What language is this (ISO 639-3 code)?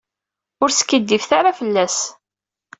kab